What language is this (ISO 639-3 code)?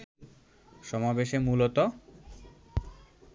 ben